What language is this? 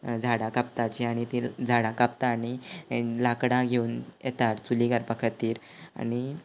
Konkani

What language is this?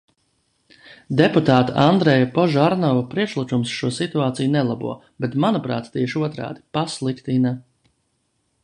Latvian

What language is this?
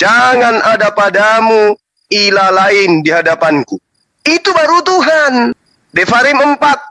Indonesian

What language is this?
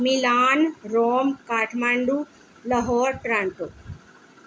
Punjabi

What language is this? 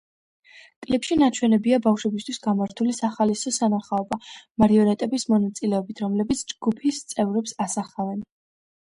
Georgian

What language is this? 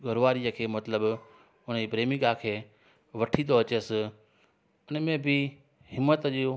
Sindhi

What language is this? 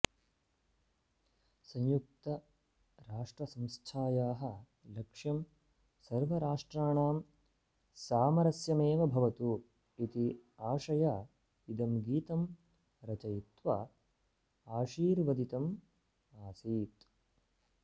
Sanskrit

